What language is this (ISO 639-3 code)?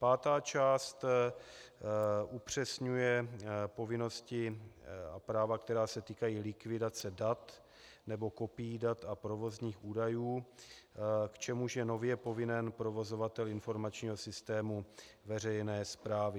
ces